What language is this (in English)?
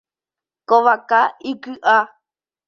Guarani